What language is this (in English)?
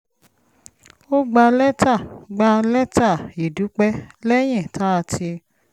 Yoruba